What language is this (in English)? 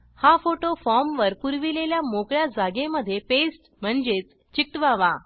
Marathi